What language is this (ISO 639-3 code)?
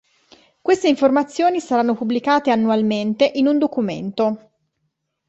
ita